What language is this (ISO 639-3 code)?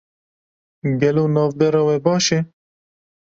kur